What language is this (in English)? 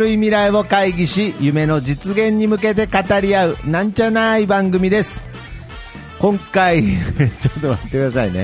Japanese